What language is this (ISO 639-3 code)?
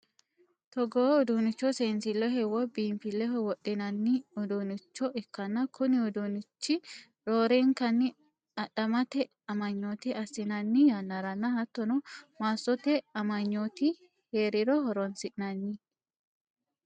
sid